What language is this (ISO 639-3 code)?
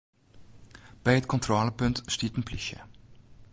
fry